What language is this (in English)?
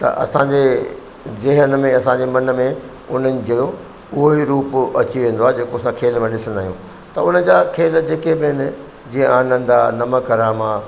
Sindhi